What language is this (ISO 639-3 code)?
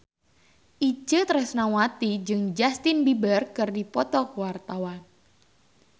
sun